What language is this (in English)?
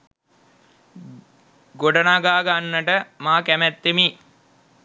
Sinhala